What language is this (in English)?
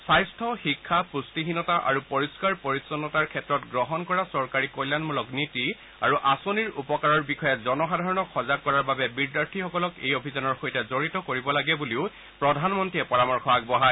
Assamese